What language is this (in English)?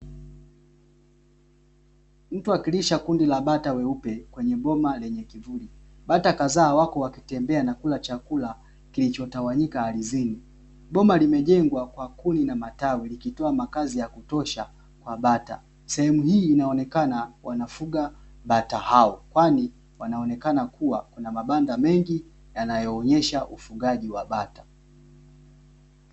Swahili